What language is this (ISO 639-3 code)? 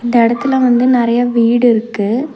tam